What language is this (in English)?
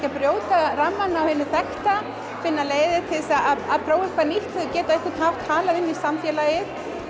Icelandic